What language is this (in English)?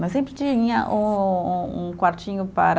Portuguese